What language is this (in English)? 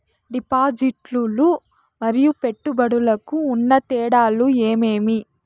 Telugu